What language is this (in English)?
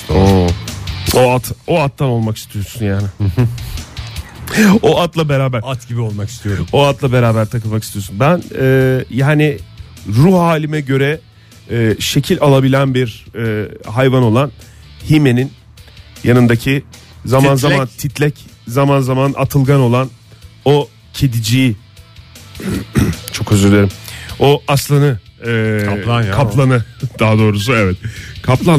Turkish